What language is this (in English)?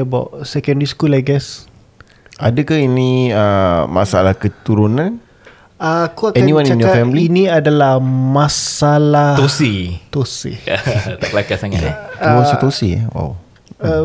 Malay